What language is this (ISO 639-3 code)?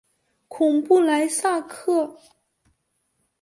zho